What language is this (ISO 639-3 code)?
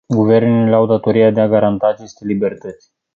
ron